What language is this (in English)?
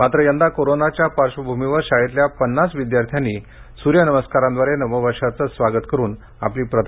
Marathi